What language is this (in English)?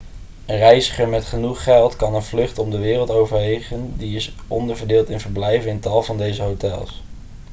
Dutch